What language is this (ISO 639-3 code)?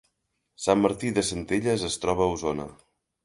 cat